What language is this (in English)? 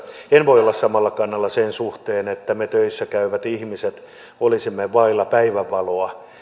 Finnish